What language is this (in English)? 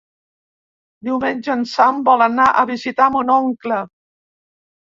Catalan